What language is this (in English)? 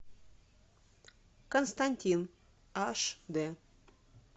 Russian